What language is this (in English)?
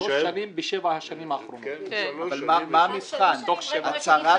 Hebrew